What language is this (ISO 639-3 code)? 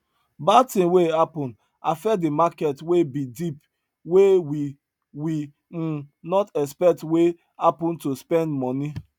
pcm